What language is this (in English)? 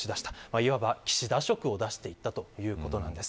Japanese